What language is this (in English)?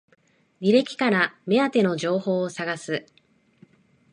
Japanese